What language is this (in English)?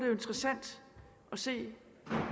Danish